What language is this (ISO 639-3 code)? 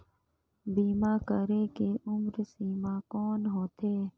hne